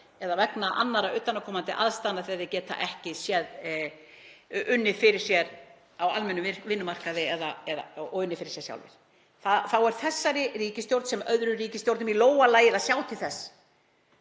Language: Icelandic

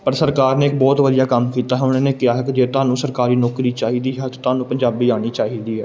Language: Punjabi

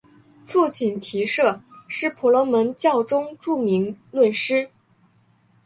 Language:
Chinese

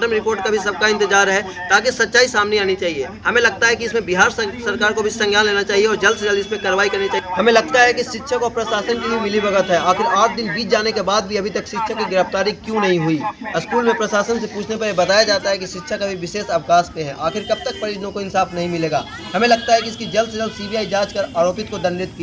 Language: Hindi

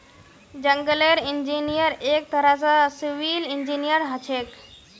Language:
Magahi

